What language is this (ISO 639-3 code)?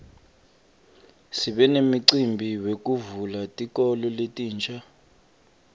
ssw